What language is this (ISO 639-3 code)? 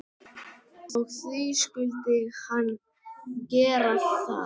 isl